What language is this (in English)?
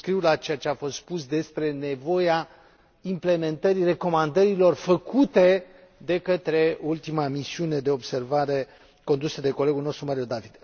Romanian